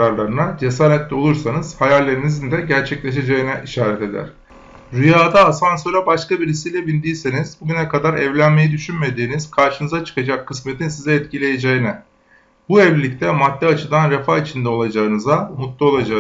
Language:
Turkish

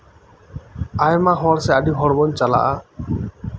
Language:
Santali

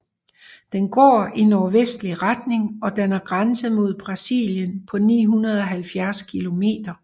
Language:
Danish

